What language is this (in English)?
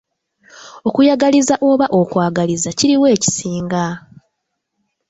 Ganda